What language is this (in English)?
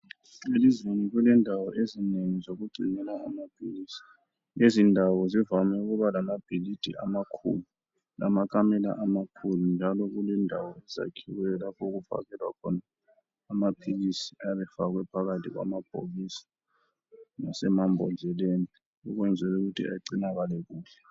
North Ndebele